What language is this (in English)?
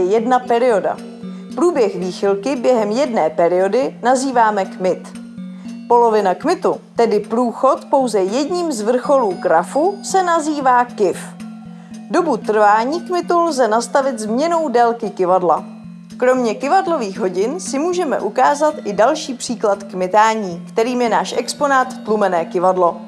Czech